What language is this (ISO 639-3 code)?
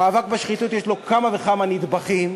heb